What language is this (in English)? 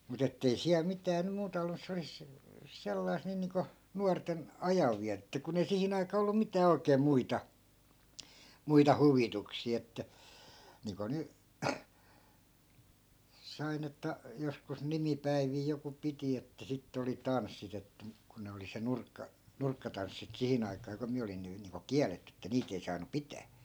Finnish